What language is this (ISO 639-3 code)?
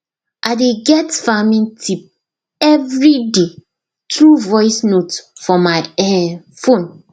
pcm